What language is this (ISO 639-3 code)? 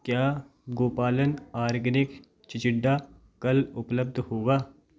hin